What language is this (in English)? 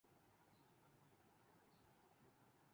Urdu